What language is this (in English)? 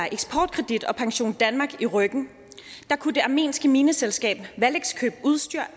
Danish